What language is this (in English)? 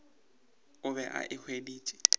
Northern Sotho